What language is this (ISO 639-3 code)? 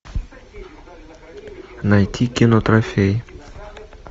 rus